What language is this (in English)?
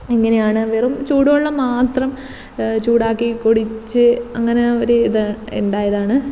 Malayalam